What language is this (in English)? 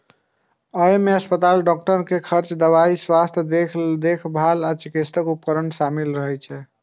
Maithili